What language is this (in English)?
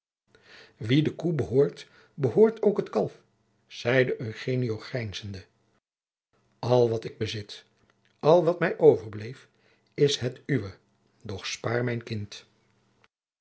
Dutch